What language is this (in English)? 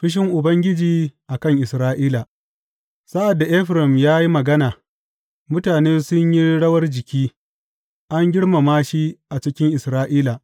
Hausa